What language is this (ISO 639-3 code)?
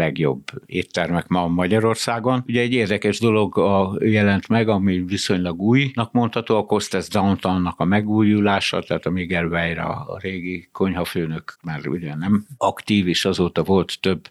hun